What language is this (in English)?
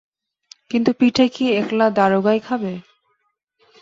Bangla